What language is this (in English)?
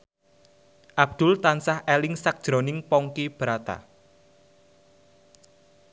Javanese